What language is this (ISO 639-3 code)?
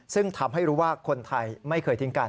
tha